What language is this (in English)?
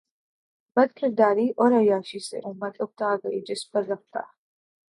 Urdu